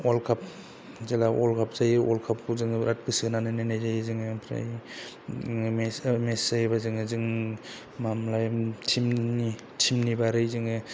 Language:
Bodo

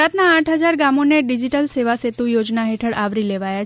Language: Gujarati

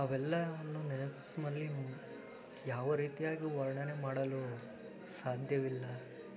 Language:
Kannada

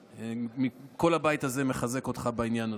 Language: Hebrew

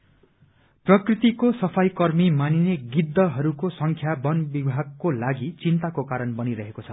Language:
Nepali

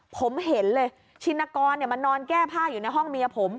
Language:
Thai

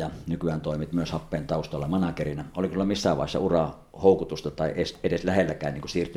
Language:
Finnish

